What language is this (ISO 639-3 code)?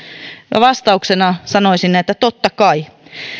fin